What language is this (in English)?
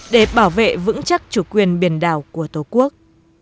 Vietnamese